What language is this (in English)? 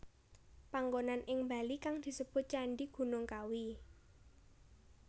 Javanese